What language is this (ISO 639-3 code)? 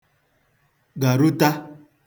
ibo